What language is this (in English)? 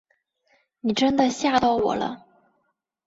Chinese